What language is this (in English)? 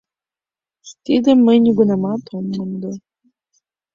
Mari